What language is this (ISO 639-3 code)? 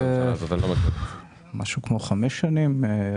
heb